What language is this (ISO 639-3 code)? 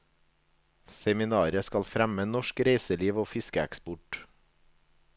nor